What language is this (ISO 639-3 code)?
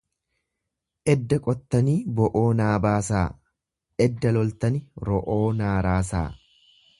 orm